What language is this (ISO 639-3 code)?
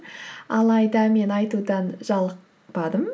kaz